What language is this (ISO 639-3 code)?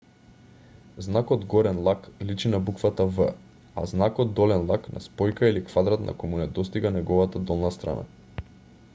mkd